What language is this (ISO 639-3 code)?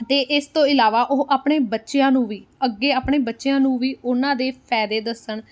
pan